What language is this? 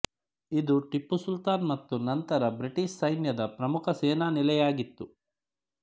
Kannada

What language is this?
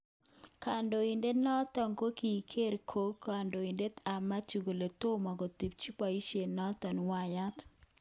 Kalenjin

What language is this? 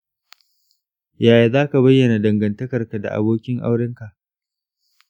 Hausa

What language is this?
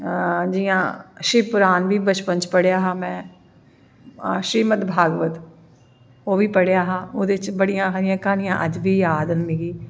Dogri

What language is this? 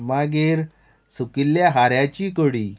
Konkani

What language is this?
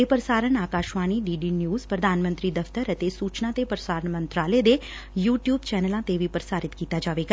Punjabi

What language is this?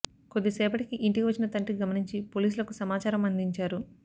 Telugu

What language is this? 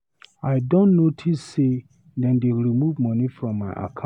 Nigerian Pidgin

